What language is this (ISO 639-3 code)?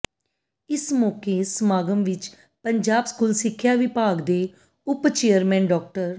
pan